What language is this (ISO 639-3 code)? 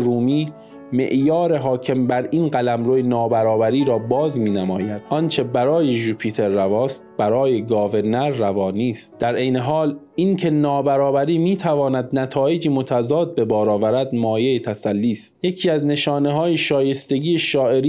fas